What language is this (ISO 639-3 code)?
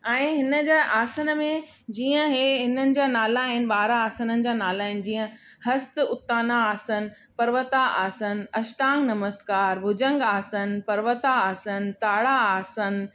snd